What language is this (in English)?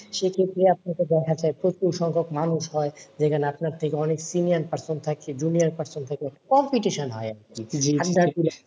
Bangla